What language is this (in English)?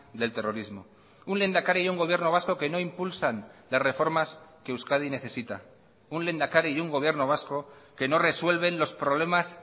Spanish